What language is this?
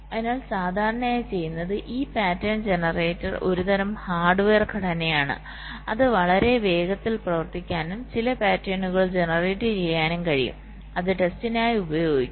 Malayalam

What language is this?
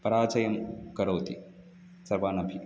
Sanskrit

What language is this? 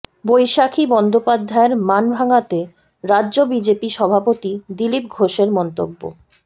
Bangla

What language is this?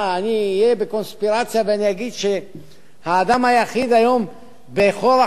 Hebrew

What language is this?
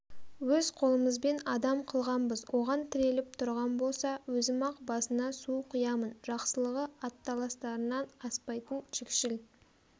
Kazakh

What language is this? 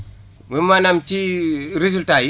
Wolof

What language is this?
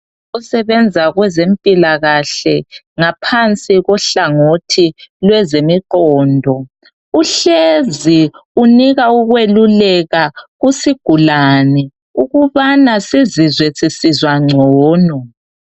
North Ndebele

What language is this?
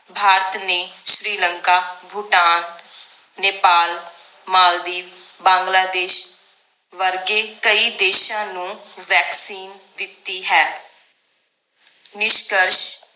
Punjabi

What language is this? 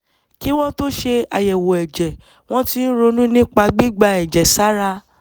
Yoruba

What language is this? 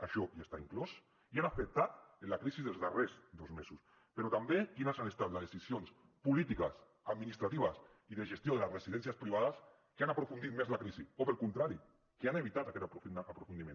Catalan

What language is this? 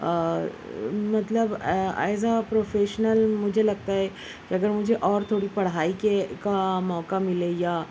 Urdu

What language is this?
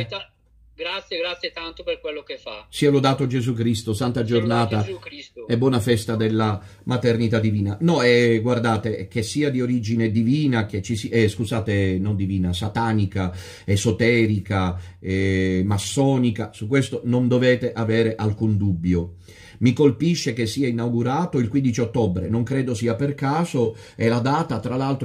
Italian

